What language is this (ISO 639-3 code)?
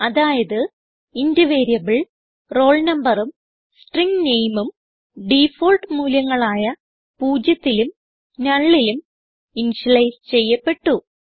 mal